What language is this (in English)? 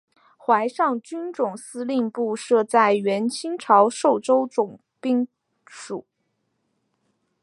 Chinese